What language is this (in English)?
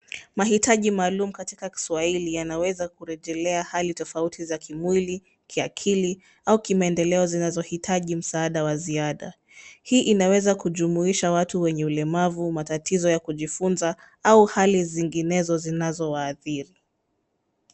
Swahili